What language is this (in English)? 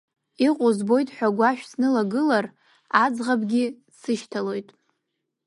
Abkhazian